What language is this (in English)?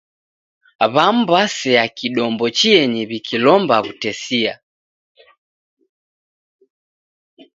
Taita